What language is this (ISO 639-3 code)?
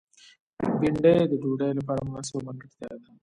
pus